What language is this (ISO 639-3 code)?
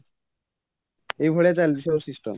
ori